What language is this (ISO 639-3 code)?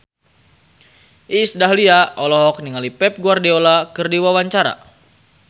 sun